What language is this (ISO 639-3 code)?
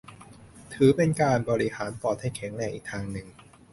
tha